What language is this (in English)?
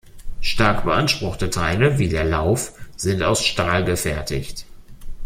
German